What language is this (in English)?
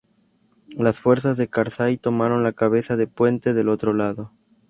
Spanish